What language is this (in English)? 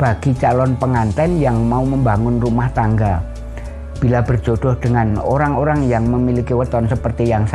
Indonesian